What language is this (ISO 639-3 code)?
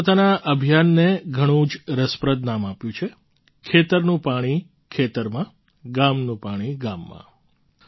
guj